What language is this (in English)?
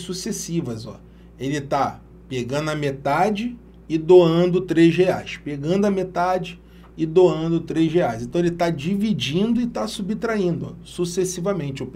Portuguese